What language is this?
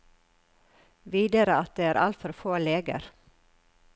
Norwegian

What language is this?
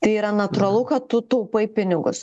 Lithuanian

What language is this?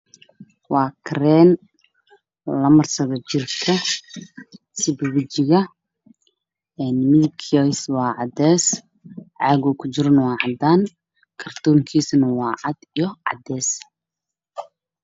Somali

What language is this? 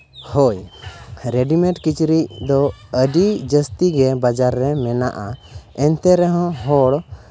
Santali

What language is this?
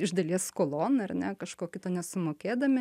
Lithuanian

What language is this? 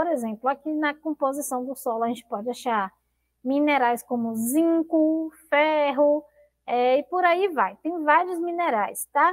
Portuguese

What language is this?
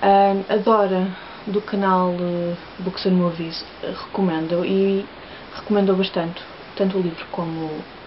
Portuguese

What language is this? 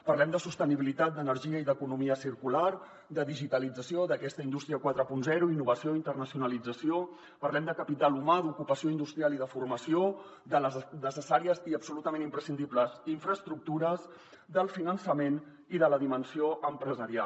Catalan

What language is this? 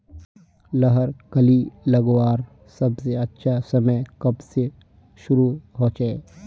Magahi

